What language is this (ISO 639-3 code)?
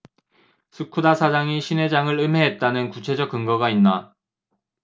kor